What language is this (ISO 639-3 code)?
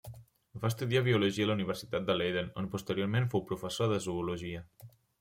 cat